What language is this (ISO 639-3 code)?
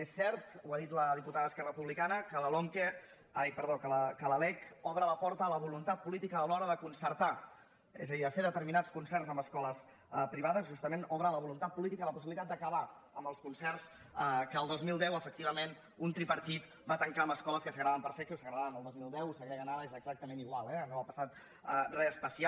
cat